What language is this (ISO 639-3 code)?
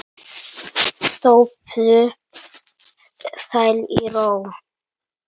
isl